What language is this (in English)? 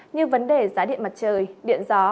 Vietnamese